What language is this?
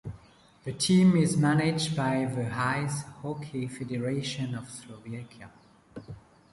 English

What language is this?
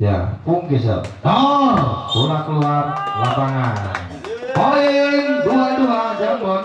Indonesian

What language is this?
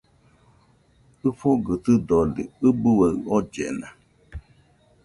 Nüpode Huitoto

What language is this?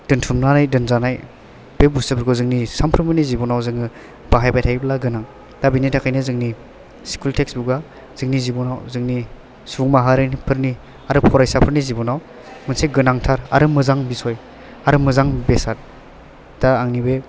Bodo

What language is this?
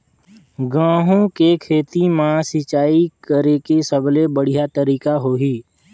Chhattisgarhi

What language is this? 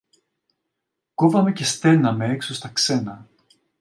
Greek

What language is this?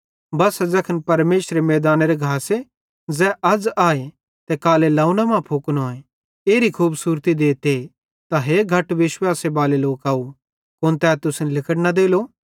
Bhadrawahi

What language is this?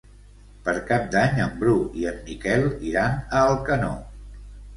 Catalan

